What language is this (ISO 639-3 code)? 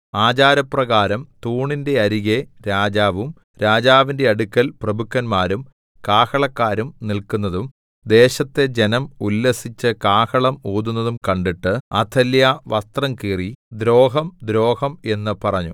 mal